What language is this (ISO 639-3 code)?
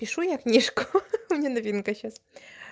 rus